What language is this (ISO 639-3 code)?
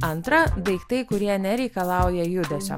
lit